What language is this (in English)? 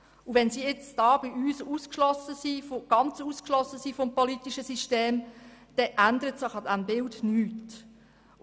Swiss German